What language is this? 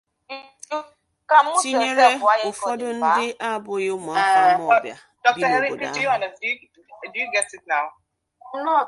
Igbo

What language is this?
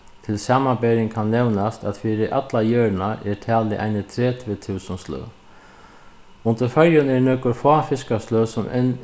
Faroese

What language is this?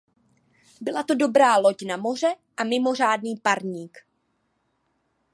Czech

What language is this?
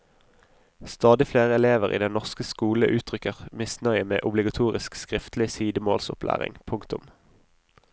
Norwegian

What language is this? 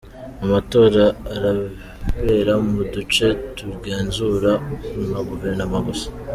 Kinyarwanda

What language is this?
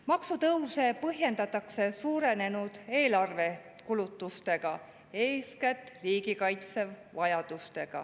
Estonian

